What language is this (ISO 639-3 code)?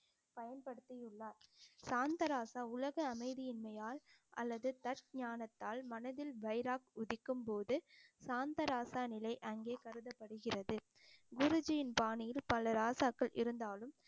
tam